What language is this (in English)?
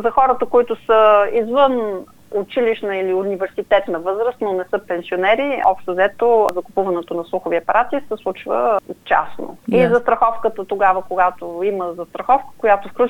Bulgarian